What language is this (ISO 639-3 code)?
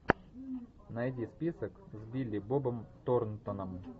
rus